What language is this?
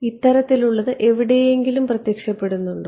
Malayalam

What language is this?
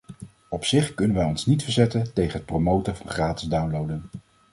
Dutch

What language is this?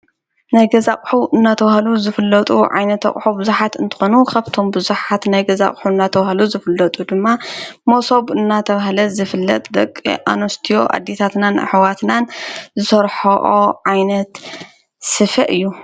Tigrinya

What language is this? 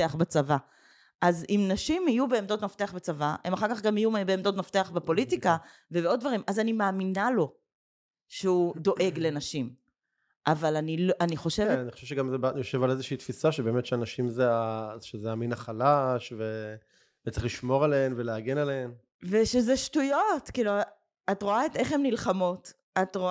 Hebrew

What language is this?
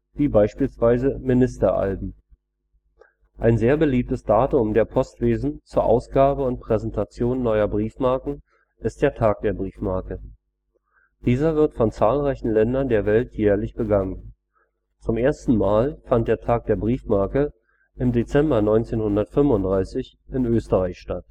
German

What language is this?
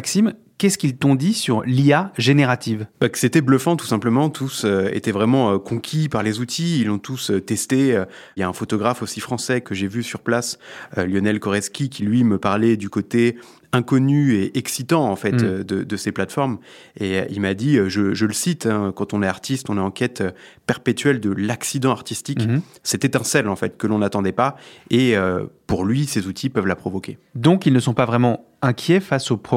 French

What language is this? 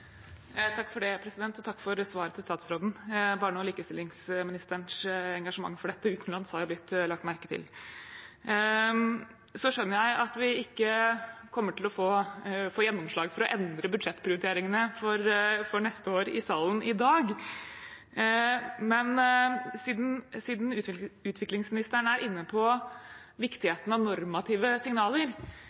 Norwegian Bokmål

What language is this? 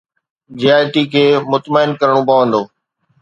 Sindhi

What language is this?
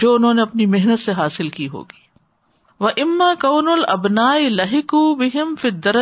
Urdu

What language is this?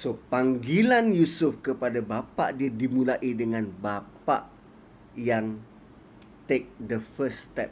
Malay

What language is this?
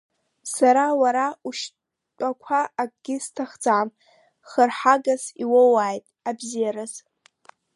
Abkhazian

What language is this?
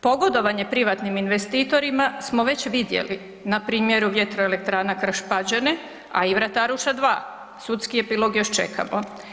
Croatian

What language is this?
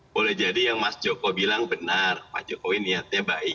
Indonesian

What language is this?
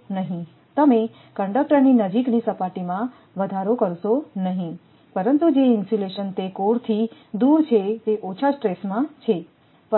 Gujarati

